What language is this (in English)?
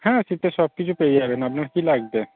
Bangla